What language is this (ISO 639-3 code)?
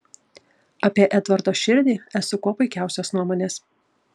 lit